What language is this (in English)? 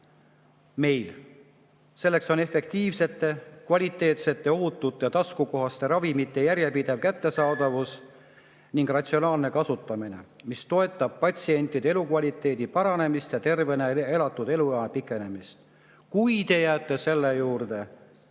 Estonian